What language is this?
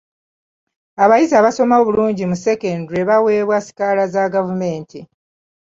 Ganda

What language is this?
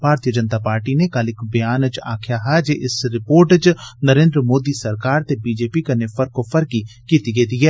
Dogri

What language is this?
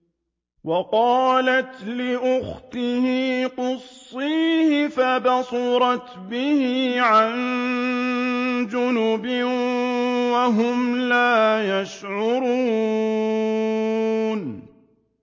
Arabic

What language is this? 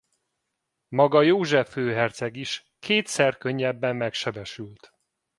Hungarian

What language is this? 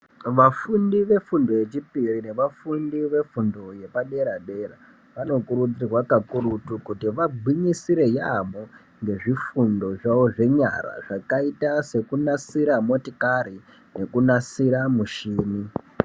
Ndau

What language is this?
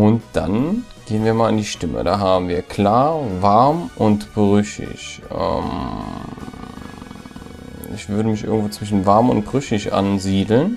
German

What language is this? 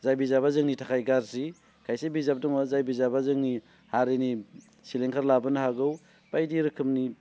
Bodo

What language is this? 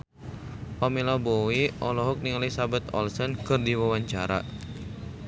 Sundanese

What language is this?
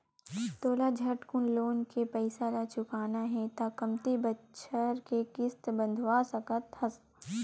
Chhattisgarhi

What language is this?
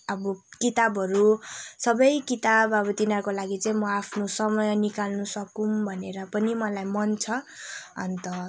Nepali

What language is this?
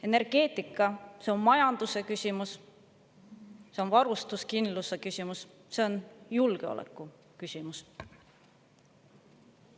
Estonian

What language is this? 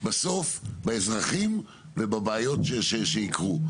Hebrew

